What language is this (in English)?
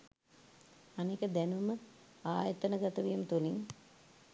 Sinhala